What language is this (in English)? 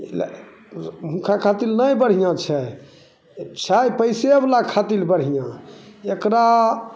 Maithili